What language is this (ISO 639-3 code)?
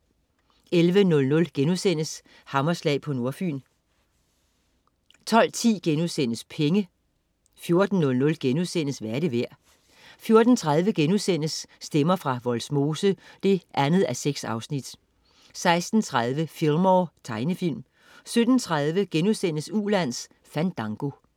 dan